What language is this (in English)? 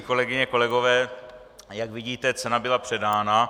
Czech